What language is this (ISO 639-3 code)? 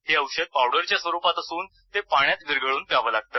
mar